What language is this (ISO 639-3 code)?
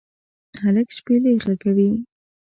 pus